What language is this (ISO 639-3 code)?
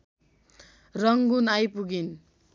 nep